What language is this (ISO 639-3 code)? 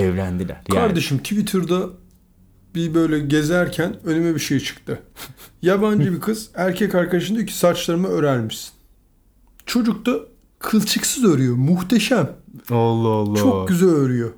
tur